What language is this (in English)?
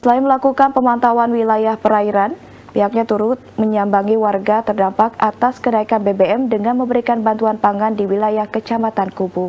Indonesian